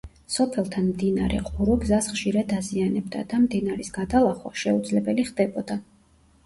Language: Georgian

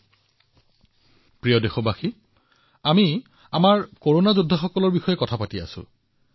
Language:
Assamese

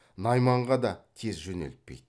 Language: Kazakh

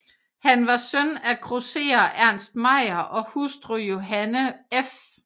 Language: Danish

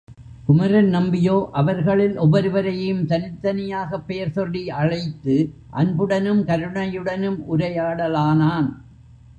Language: Tamil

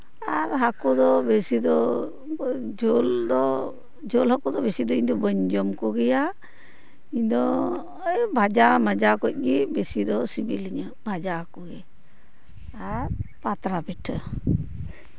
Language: Santali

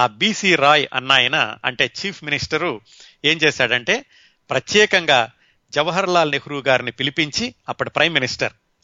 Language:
Telugu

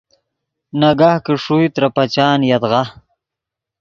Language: Yidgha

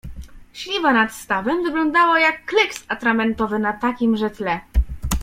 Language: Polish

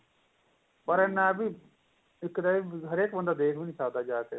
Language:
Punjabi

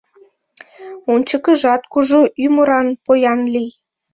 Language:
Mari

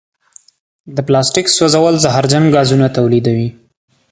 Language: Pashto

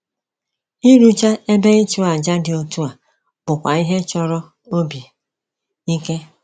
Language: Igbo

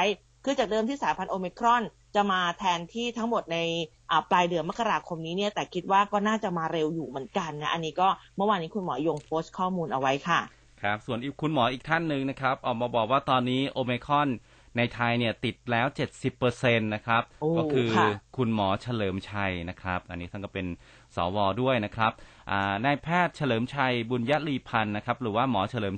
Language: Thai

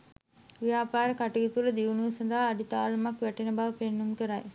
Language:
Sinhala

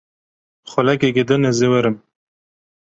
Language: Kurdish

